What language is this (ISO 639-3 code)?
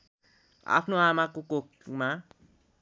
nep